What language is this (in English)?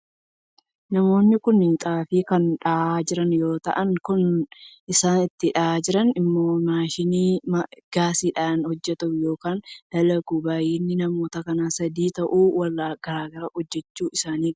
Oromo